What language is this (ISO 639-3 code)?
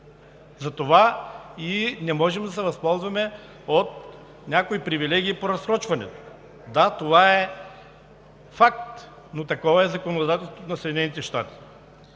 bul